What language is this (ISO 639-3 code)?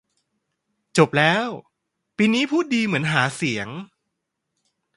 tha